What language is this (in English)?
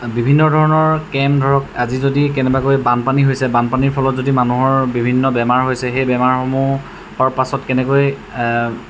Assamese